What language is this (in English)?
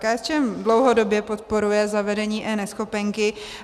Czech